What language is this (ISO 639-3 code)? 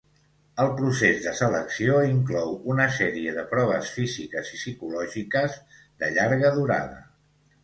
cat